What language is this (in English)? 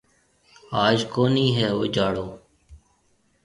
Marwari (Pakistan)